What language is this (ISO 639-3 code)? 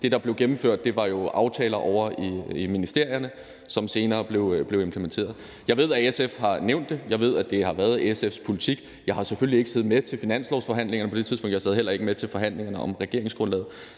dan